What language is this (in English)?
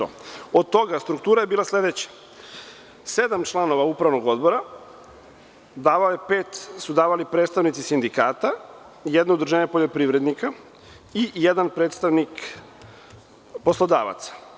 Serbian